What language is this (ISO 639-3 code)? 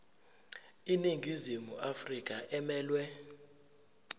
zul